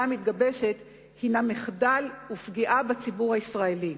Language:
Hebrew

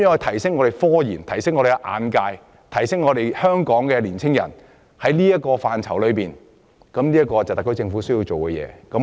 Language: Cantonese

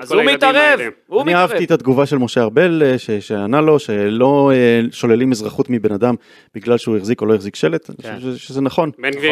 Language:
Hebrew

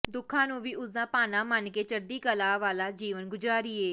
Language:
Punjabi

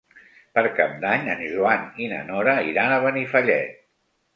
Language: Catalan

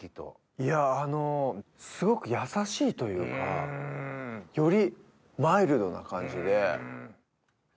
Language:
Japanese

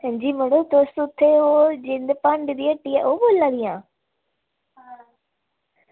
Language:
Dogri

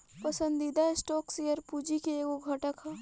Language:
Bhojpuri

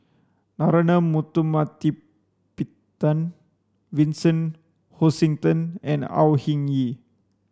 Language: English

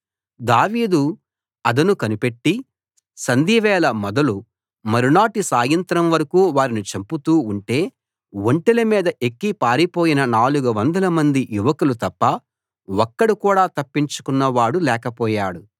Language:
Telugu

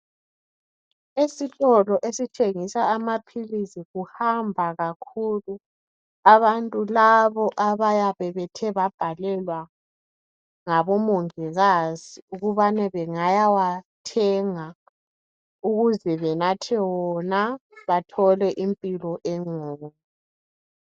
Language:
North Ndebele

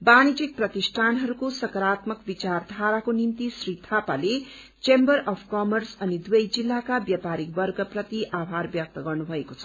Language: Nepali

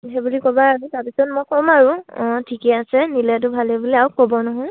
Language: Assamese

